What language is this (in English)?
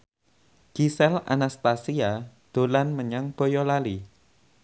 Javanese